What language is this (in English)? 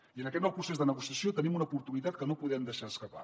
Catalan